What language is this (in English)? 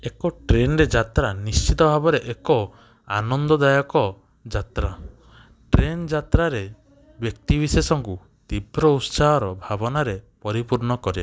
Odia